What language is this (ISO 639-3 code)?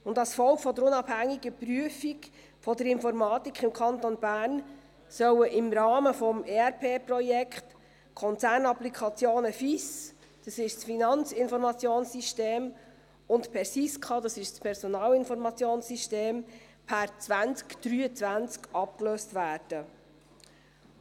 gsw